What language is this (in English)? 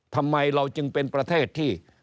Thai